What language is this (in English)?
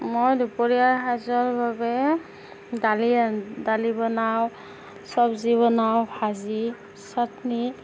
Assamese